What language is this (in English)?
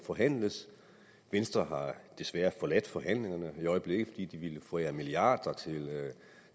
Danish